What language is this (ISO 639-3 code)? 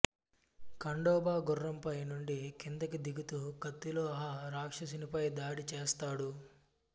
tel